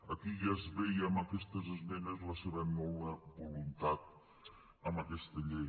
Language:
Catalan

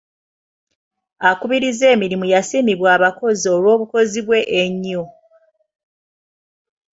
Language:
Ganda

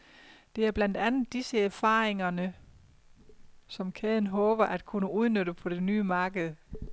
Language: Danish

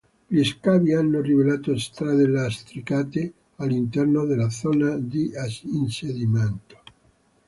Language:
Italian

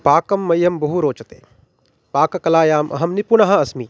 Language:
Sanskrit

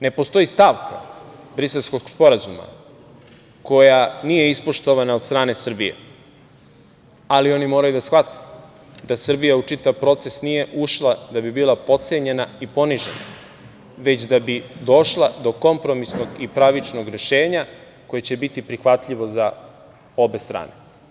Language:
Serbian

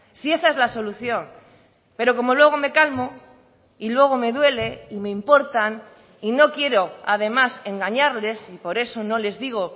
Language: Spanish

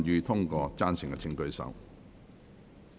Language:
Cantonese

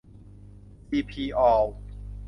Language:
Thai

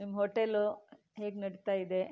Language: Kannada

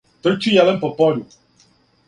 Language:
Serbian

